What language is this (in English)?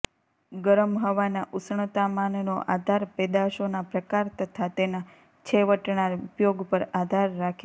Gujarati